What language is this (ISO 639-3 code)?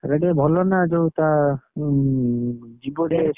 ori